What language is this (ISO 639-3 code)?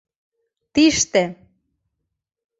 chm